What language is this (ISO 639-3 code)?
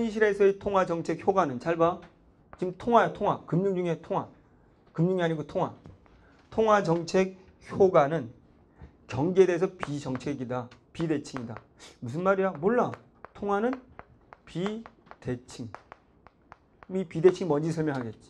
kor